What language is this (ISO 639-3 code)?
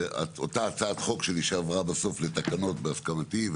heb